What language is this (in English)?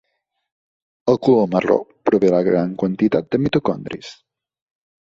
Catalan